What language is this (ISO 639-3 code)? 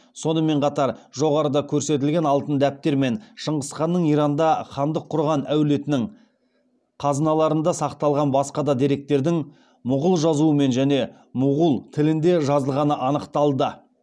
kaz